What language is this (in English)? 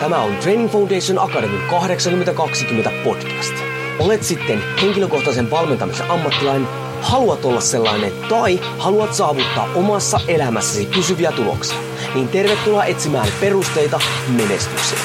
Finnish